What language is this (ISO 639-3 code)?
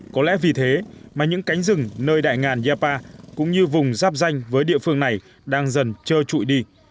vie